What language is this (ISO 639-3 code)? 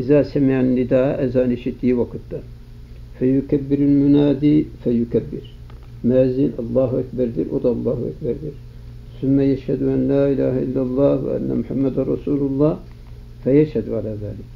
tur